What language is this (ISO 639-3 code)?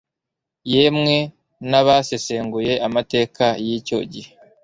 kin